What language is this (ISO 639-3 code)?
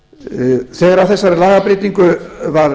isl